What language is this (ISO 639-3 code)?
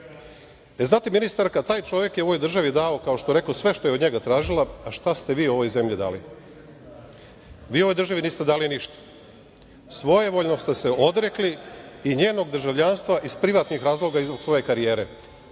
srp